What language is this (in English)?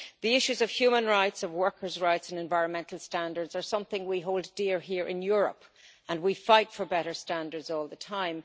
English